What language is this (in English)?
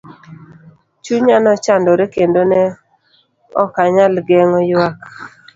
Luo (Kenya and Tanzania)